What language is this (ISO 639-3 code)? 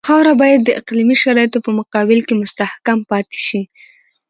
pus